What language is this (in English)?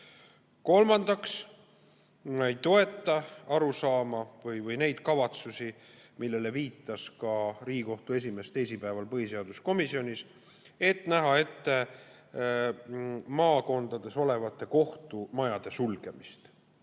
Estonian